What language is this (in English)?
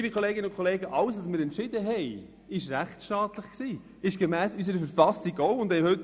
Swiss German